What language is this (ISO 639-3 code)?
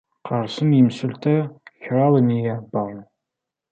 kab